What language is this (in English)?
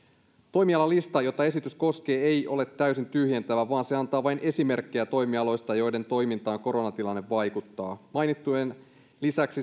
Finnish